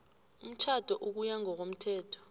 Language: South Ndebele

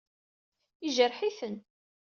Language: Kabyle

